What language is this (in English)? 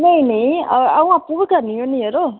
Dogri